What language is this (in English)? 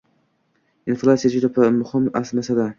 Uzbek